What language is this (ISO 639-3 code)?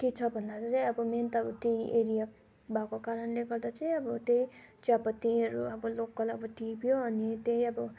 nep